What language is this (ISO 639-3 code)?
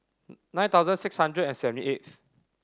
eng